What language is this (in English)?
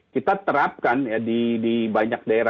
Indonesian